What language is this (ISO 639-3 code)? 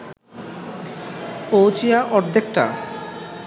ben